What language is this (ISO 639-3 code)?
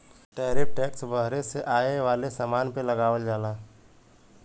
bho